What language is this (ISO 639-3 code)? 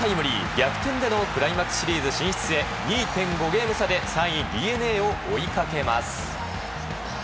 jpn